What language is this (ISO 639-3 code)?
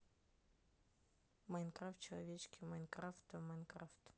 rus